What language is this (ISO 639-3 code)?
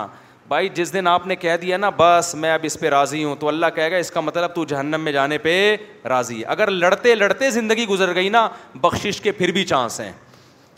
urd